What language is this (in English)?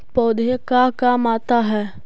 Magahi